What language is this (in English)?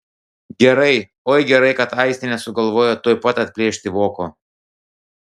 Lithuanian